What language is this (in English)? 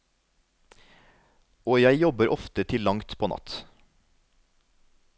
Norwegian